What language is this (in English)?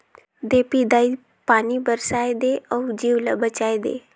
Chhattisgarhi